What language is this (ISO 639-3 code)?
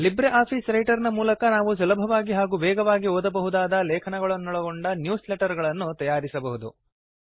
kan